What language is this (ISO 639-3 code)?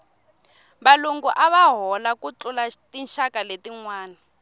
tso